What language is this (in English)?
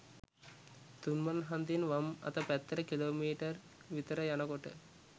Sinhala